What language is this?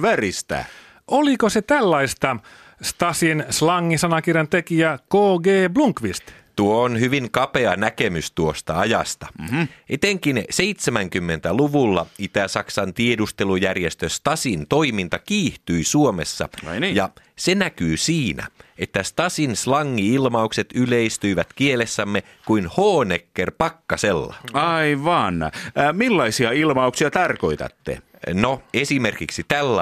Finnish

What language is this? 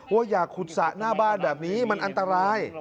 Thai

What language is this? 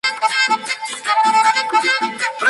Spanish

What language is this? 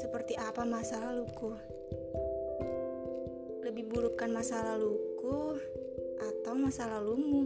Indonesian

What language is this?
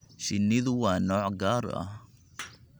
Somali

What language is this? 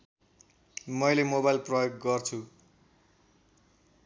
Nepali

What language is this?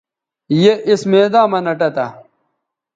Bateri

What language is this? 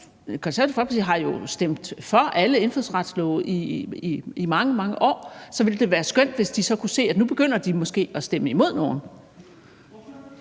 Danish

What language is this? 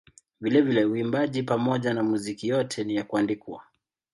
Swahili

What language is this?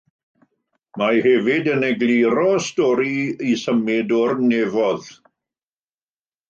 Welsh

